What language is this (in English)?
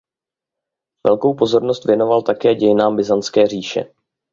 Czech